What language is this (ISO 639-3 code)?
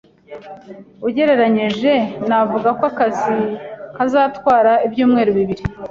kin